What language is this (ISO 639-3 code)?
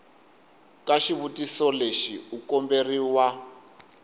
tso